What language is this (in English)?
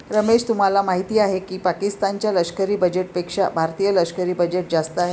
Marathi